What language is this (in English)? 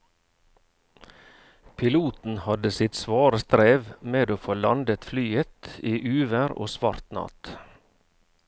Norwegian